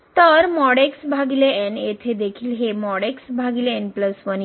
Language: Marathi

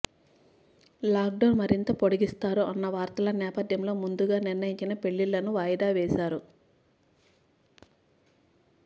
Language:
Telugu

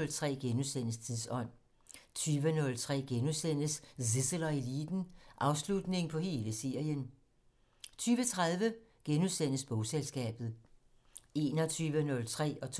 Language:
Danish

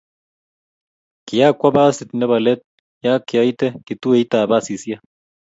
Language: Kalenjin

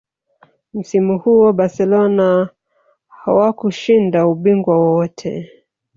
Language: Swahili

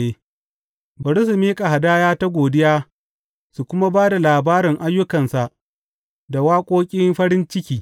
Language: Hausa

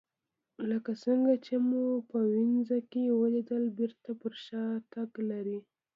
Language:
Pashto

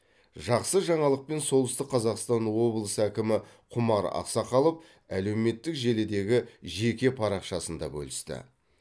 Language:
Kazakh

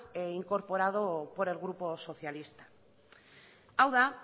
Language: Spanish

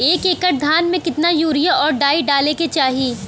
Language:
Bhojpuri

